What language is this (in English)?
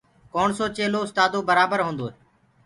Gurgula